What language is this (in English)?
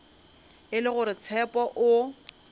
Northern Sotho